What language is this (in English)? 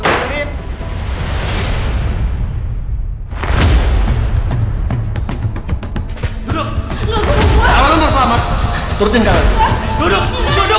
Indonesian